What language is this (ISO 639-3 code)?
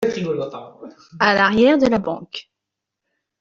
fra